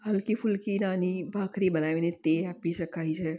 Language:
Gujarati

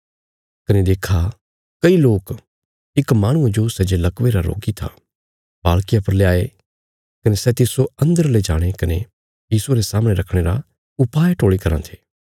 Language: Bilaspuri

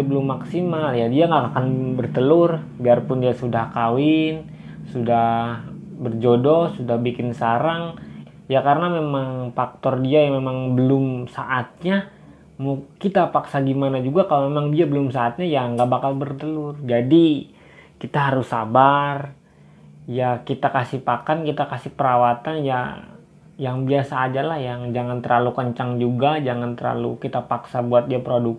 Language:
Indonesian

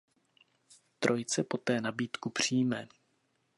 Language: Czech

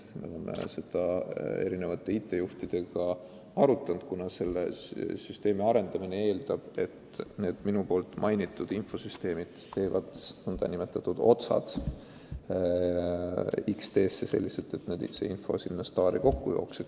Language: Estonian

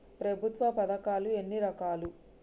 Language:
Telugu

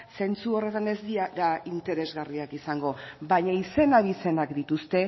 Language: Basque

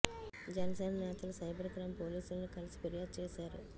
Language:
Telugu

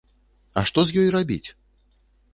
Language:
Belarusian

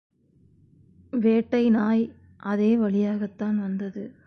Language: Tamil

